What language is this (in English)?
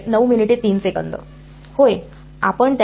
Marathi